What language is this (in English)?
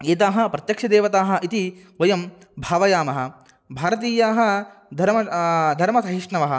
Sanskrit